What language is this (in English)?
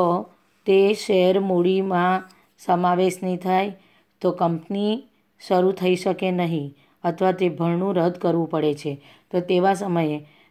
Gujarati